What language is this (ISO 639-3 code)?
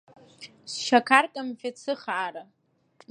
abk